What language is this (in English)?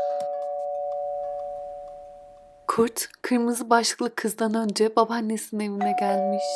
Turkish